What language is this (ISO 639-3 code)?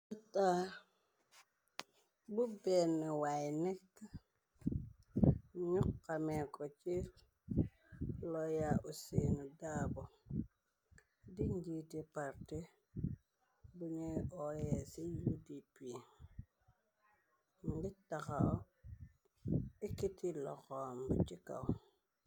wol